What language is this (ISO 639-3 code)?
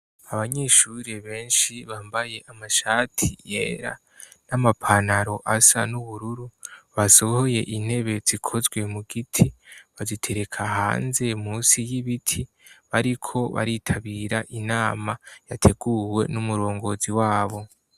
run